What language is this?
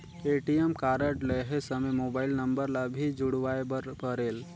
Chhattisgarhi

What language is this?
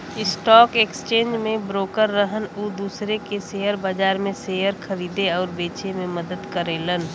Bhojpuri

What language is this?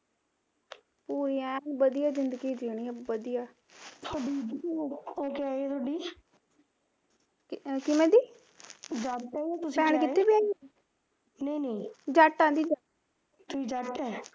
Punjabi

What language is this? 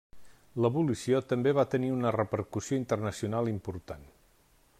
Catalan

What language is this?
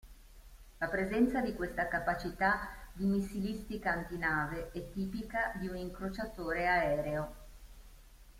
Italian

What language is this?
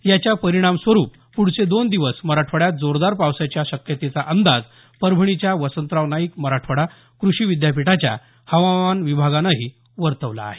Marathi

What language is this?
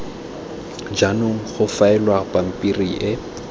Tswana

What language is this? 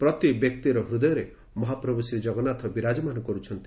Odia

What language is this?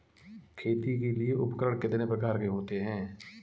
Hindi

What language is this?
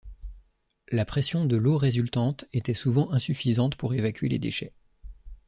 French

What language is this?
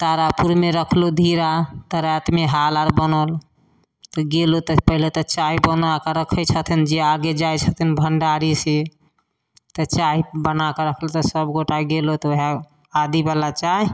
Maithili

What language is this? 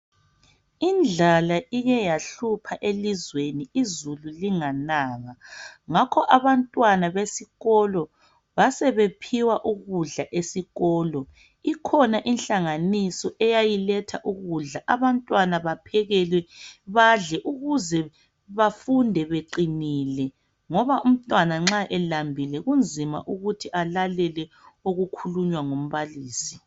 North Ndebele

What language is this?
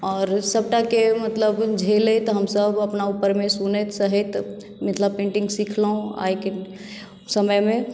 Maithili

